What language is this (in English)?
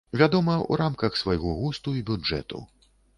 Belarusian